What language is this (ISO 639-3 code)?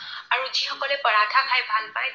asm